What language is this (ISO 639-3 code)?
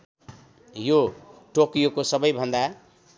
nep